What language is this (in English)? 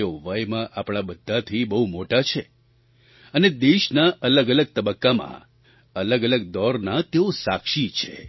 Gujarati